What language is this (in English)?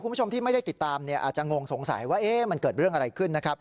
Thai